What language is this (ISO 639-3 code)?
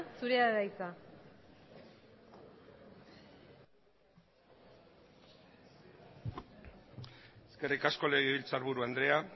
eus